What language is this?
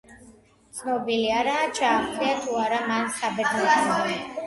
Georgian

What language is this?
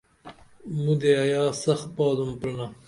Dameli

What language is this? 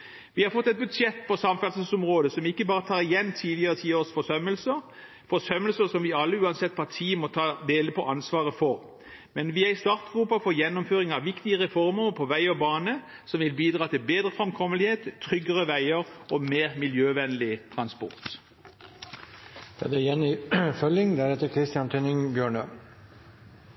Norwegian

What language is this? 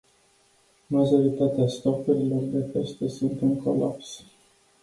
Romanian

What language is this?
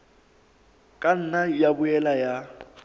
Southern Sotho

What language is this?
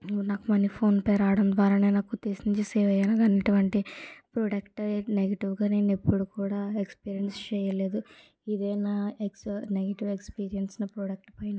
Telugu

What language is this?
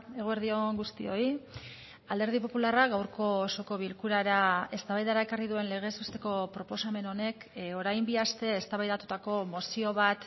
Basque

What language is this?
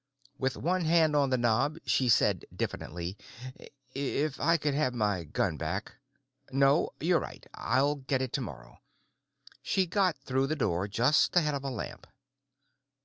English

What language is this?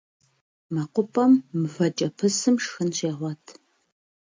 Kabardian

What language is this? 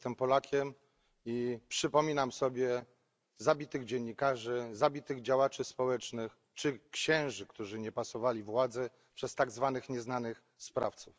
Polish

